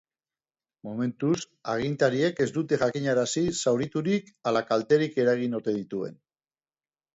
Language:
Basque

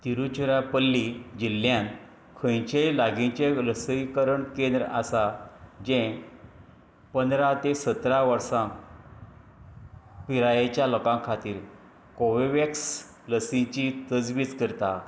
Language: Konkani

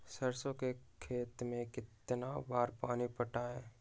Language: Magahi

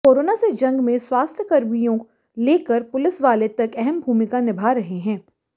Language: Hindi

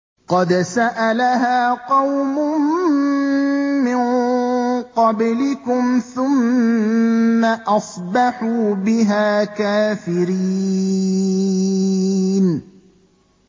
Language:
Arabic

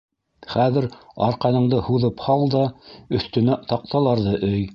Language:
Bashkir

